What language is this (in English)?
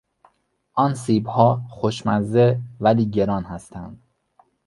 Persian